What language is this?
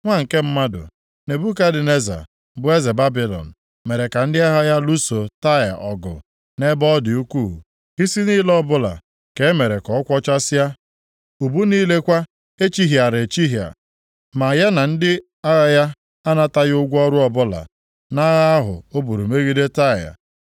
Igbo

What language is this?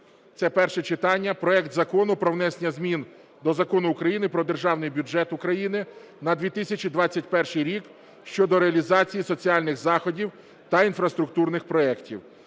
Ukrainian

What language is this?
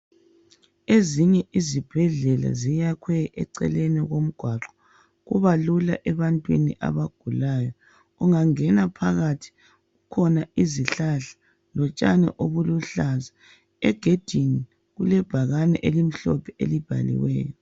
North Ndebele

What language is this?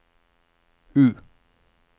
Norwegian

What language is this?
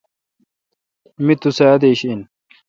Kalkoti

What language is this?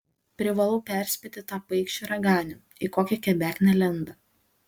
Lithuanian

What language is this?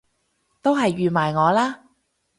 Cantonese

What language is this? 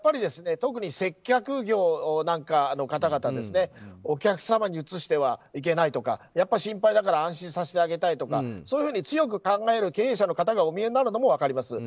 Japanese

